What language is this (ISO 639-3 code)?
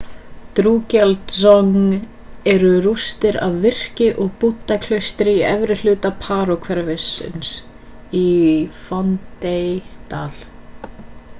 isl